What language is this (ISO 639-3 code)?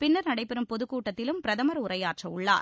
tam